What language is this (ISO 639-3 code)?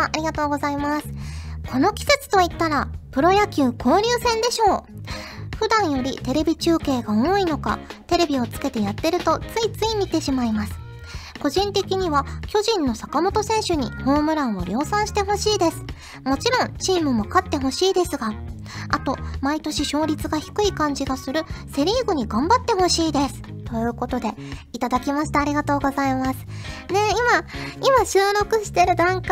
jpn